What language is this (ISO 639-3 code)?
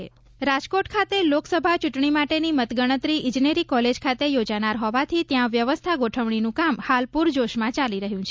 guj